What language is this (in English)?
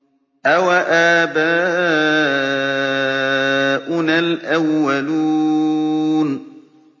Arabic